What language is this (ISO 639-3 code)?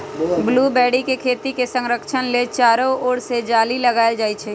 mag